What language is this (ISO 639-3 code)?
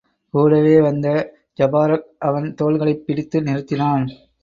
tam